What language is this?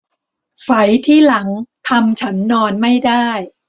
Thai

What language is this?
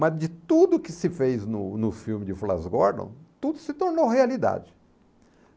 Portuguese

